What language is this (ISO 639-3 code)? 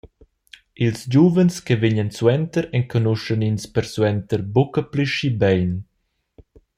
roh